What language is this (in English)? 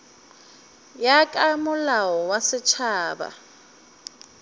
Northern Sotho